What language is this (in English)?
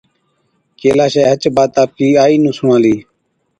Od